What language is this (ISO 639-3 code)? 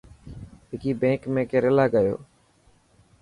mki